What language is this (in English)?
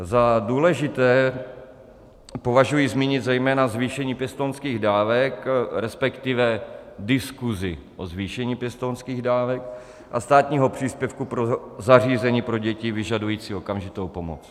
Czech